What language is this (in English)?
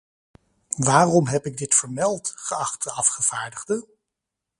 Dutch